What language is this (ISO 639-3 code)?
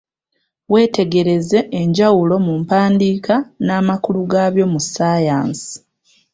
lug